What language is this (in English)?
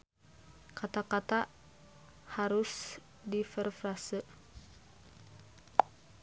Sundanese